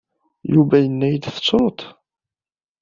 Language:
Kabyle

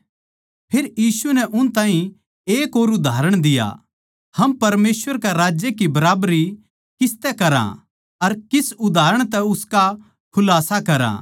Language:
Haryanvi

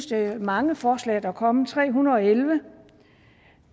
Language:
Danish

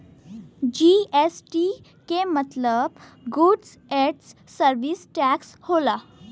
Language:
Bhojpuri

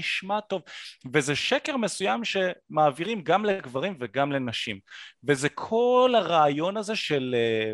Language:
Hebrew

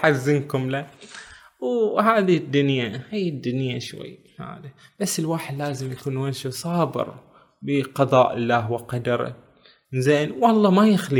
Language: Arabic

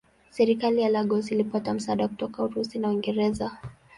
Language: Swahili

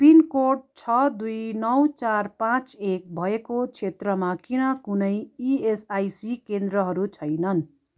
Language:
Nepali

